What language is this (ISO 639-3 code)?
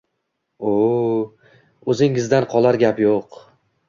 uzb